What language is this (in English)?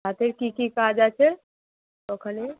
Bangla